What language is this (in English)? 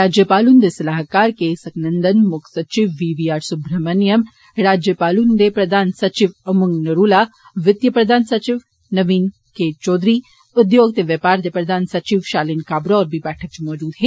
Dogri